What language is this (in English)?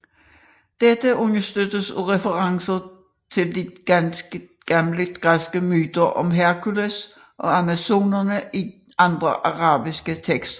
Danish